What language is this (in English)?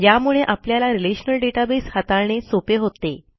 Marathi